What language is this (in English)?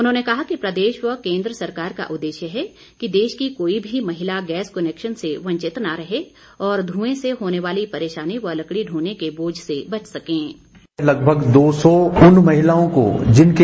Hindi